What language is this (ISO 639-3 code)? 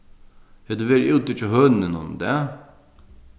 fao